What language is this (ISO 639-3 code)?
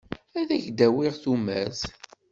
kab